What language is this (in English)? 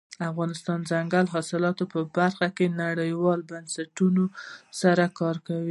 Pashto